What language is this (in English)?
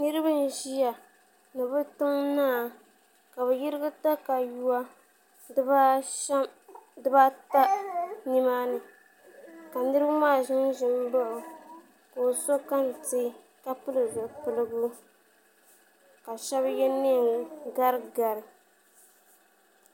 Dagbani